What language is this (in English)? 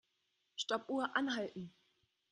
German